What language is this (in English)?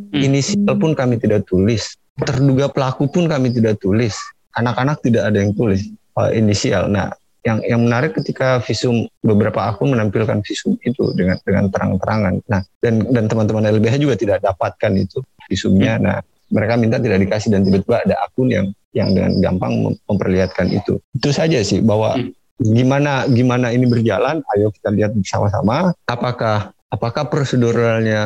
Indonesian